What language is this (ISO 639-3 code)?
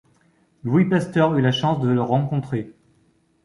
fra